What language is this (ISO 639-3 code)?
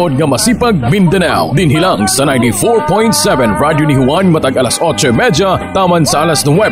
fil